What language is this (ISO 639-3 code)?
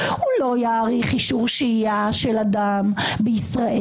heb